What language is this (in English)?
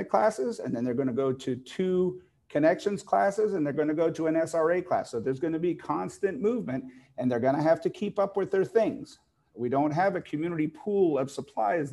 English